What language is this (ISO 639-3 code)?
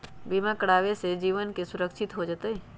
mag